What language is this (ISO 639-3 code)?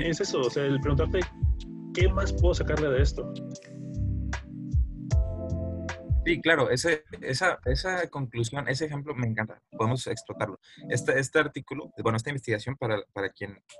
spa